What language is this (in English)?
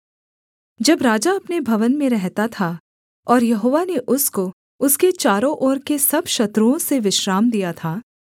Hindi